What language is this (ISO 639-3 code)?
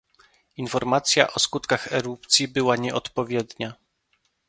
pol